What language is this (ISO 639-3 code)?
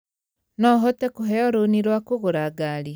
kik